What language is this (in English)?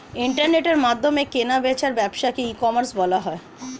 Bangla